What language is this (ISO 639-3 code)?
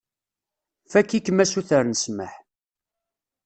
kab